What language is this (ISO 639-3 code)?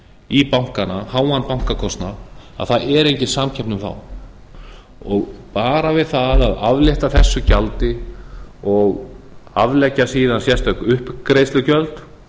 isl